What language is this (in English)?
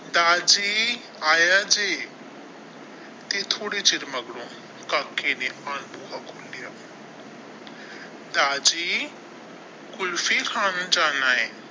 Punjabi